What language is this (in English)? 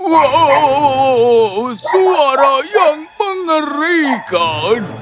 Indonesian